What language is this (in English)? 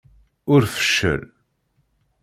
Kabyle